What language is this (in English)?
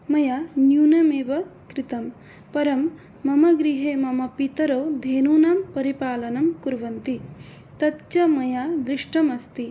Sanskrit